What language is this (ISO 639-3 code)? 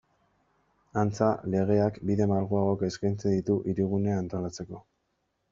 eus